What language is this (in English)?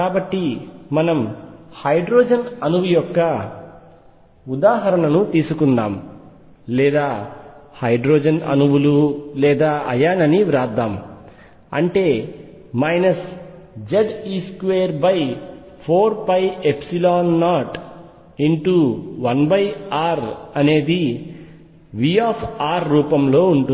Telugu